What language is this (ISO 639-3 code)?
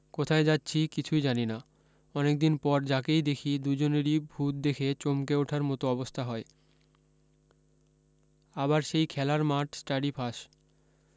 ben